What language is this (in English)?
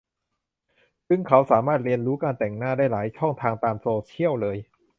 Thai